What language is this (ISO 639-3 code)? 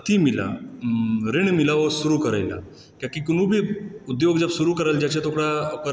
mai